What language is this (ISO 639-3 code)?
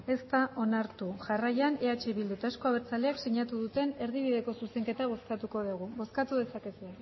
eus